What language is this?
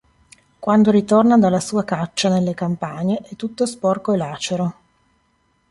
Italian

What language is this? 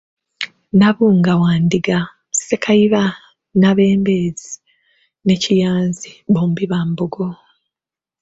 Ganda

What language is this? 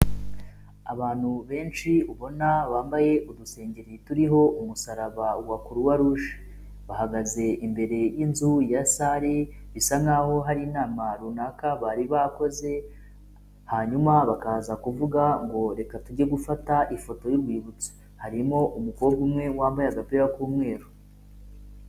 Kinyarwanda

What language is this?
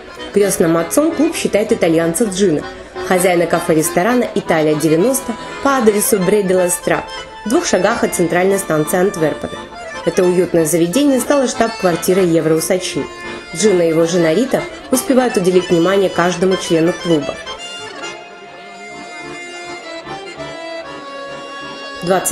Russian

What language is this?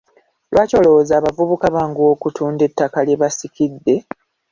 Ganda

